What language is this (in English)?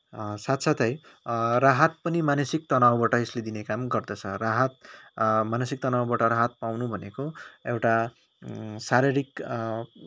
Nepali